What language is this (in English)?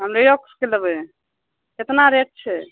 Maithili